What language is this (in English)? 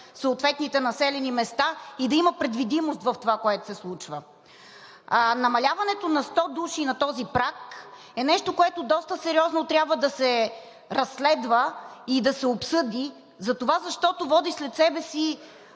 Bulgarian